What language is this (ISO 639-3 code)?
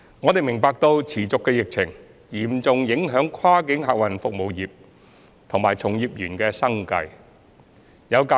yue